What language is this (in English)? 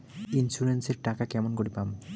Bangla